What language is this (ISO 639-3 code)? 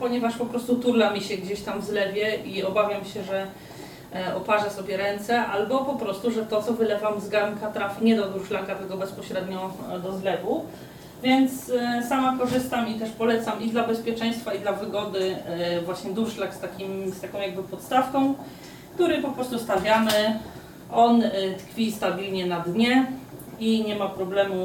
pol